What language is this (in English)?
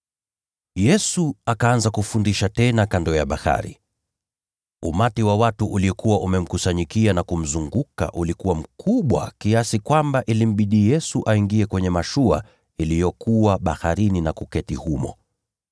Swahili